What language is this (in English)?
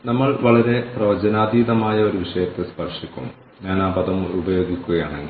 Malayalam